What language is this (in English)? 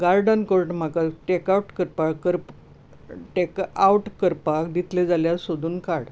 Konkani